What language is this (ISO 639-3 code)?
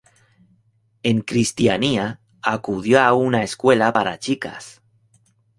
spa